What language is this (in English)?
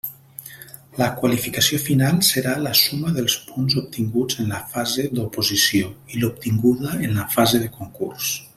Catalan